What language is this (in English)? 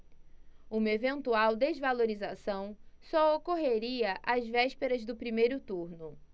Portuguese